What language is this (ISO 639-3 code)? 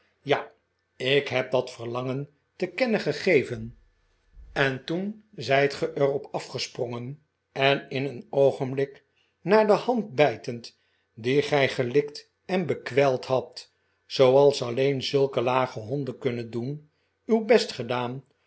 nld